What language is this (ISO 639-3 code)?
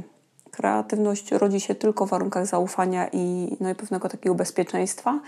pol